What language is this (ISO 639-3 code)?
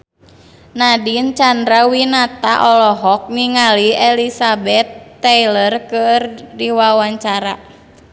sun